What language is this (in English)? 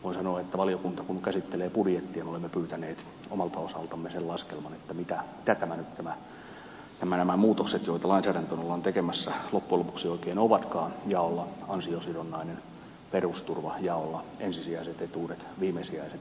Finnish